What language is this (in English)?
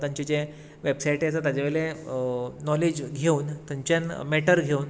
Konkani